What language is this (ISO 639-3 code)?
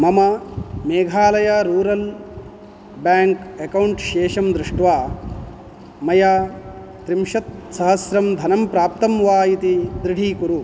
san